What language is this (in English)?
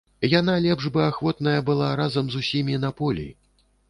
Belarusian